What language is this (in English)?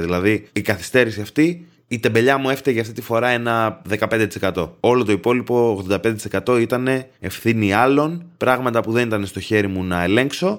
Greek